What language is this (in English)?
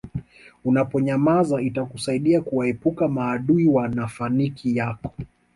Swahili